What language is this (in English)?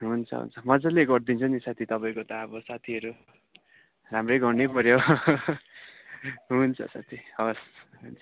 Nepali